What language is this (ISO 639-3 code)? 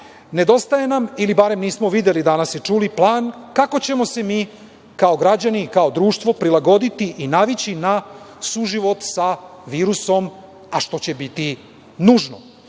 srp